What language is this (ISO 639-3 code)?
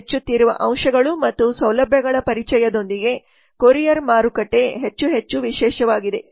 kan